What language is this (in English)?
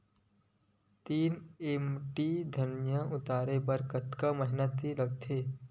Chhattisgarhi